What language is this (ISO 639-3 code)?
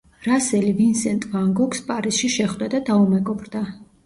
kat